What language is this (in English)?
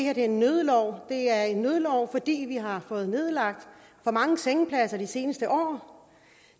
Danish